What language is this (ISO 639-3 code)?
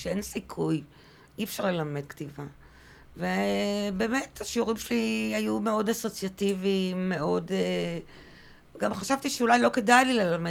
heb